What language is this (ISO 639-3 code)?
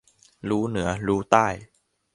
tha